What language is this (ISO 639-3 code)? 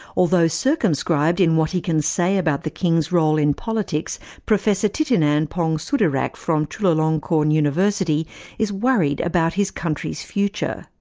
eng